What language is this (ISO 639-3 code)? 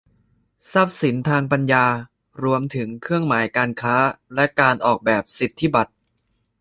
tha